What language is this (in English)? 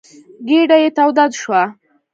Pashto